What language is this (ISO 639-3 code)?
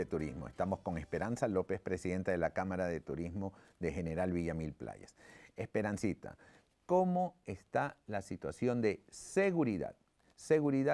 spa